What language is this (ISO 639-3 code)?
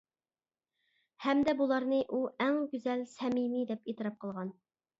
uig